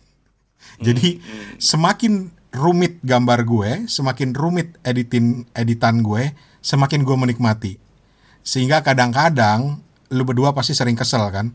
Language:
Indonesian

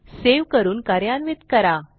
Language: Marathi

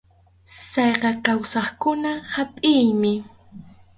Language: Arequipa-La Unión Quechua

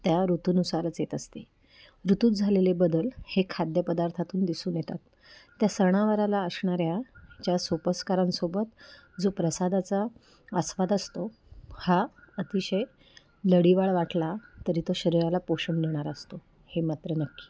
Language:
Marathi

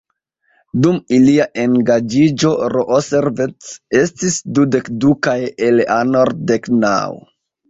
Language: Esperanto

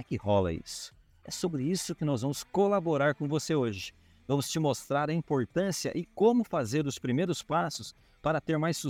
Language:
Portuguese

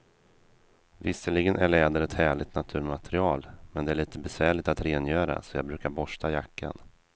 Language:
Swedish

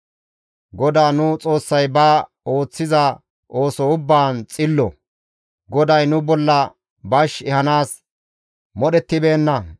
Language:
Gamo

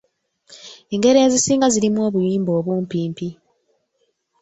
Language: Ganda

